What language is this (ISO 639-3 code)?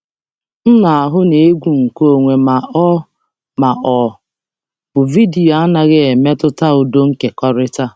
ibo